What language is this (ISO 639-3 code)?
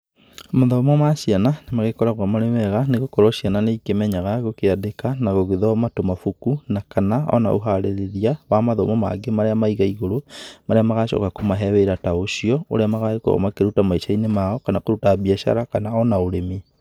kik